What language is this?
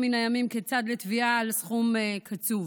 Hebrew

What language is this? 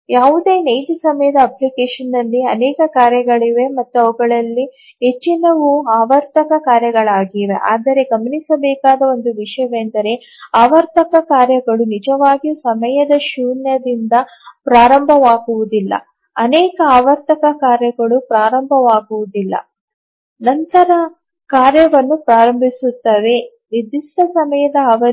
Kannada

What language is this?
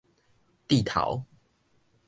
Min Nan Chinese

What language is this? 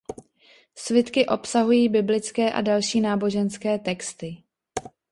Czech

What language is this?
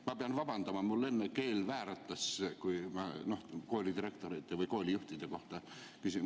Estonian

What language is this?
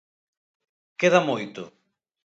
Galician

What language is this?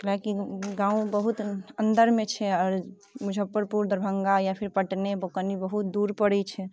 Maithili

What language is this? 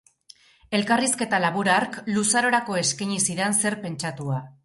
Basque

